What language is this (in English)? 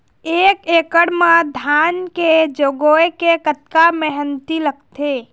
Chhattisgarhi